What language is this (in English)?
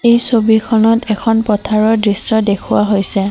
Assamese